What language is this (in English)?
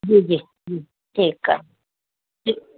Sindhi